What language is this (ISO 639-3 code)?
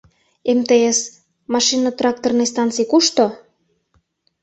chm